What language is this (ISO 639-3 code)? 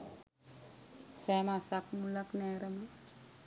sin